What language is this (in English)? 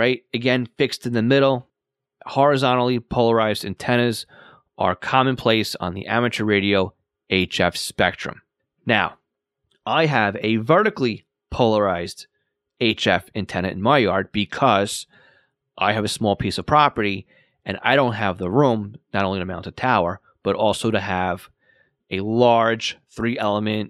English